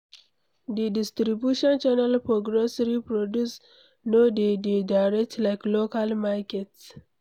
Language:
Nigerian Pidgin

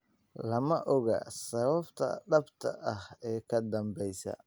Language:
Somali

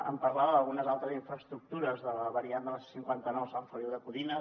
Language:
Catalan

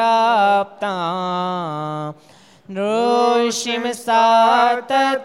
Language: Gujarati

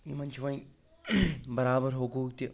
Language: Kashmiri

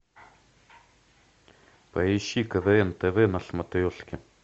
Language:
Russian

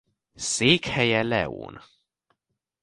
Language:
Hungarian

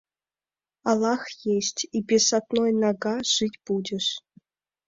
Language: Mari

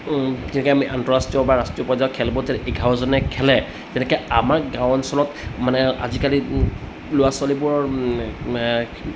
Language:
Assamese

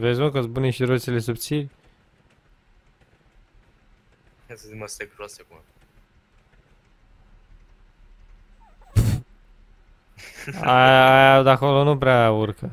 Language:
Romanian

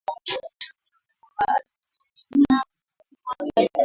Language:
Swahili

